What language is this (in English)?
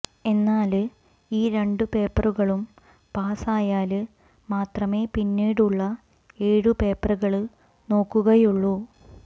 Malayalam